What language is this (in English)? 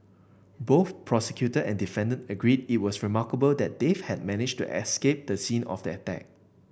English